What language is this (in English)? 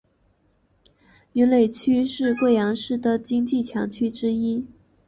Chinese